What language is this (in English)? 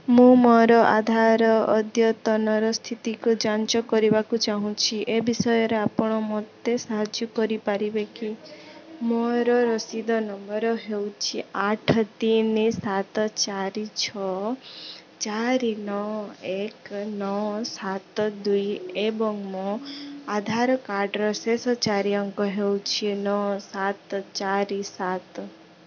Odia